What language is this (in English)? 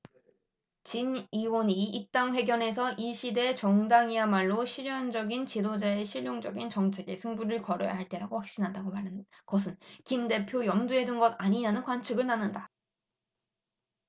Korean